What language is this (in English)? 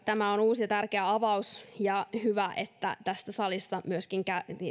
Finnish